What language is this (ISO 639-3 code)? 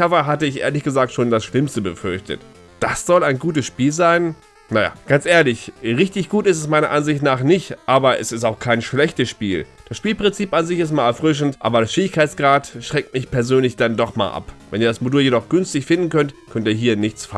deu